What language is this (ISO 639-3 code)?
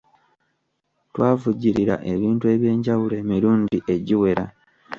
lug